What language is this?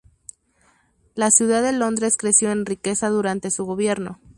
Spanish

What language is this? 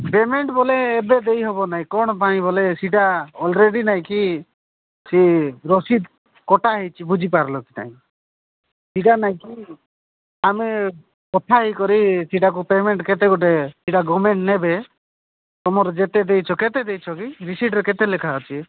Odia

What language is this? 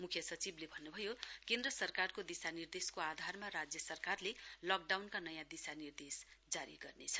Nepali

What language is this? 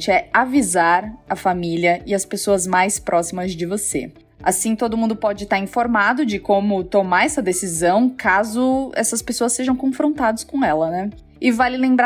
Portuguese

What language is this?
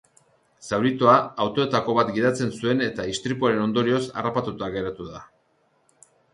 Basque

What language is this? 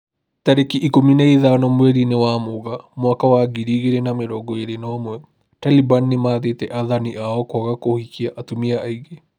Kikuyu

